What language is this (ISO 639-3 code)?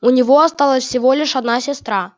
rus